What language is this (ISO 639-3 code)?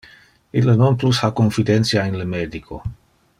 ina